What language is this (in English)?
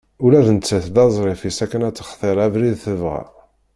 Kabyle